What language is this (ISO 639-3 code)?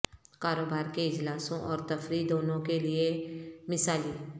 urd